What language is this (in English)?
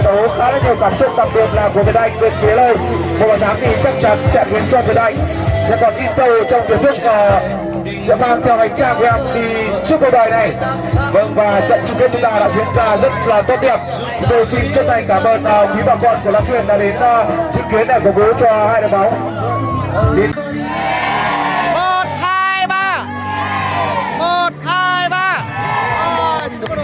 Vietnamese